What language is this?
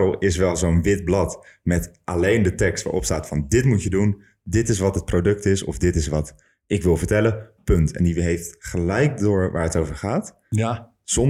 Dutch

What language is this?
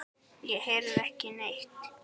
Icelandic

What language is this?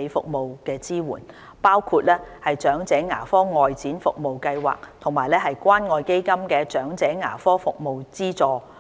Cantonese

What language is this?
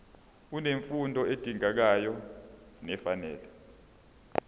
Zulu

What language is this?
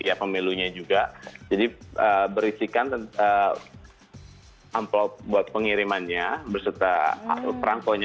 Indonesian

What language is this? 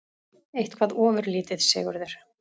Icelandic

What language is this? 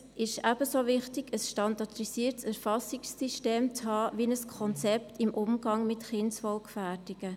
Swiss German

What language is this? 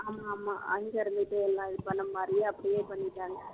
Tamil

